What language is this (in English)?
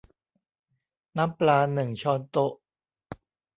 Thai